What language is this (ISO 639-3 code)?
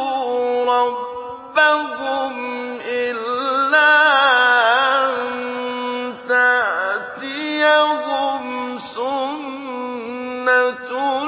ara